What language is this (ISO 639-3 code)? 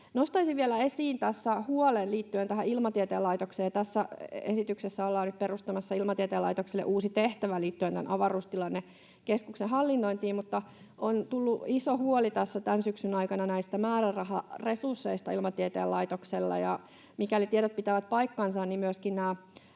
fin